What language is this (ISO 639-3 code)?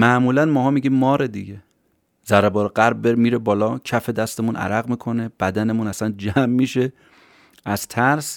fas